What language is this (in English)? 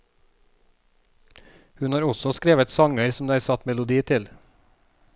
Norwegian